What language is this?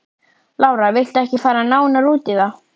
Icelandic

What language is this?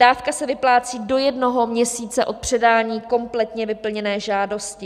Czech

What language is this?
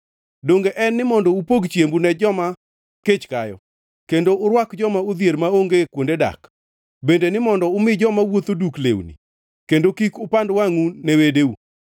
Luo (Kenya and Tanzania)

